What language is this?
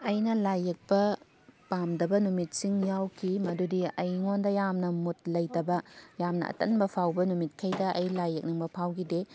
Manipuri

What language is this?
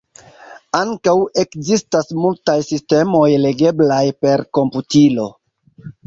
Esperanto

